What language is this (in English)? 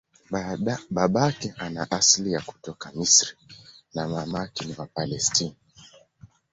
Swahili